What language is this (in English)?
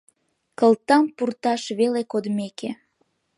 Mari